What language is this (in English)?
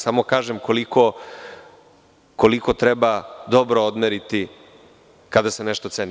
Serbian